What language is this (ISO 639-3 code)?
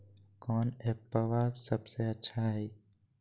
mag